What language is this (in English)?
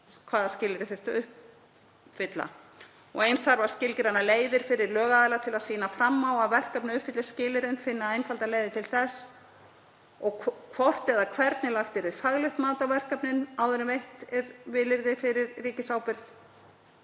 Icelandic